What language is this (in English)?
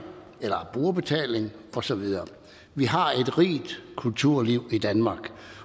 Danish